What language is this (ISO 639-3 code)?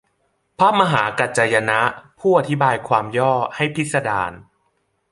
tha